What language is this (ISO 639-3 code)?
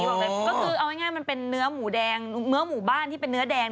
tha